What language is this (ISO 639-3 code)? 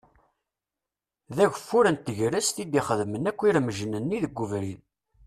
kab